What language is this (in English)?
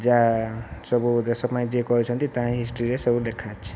Odia